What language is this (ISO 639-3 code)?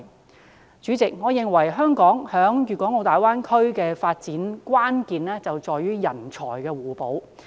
yue